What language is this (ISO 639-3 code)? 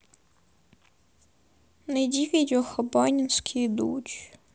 rus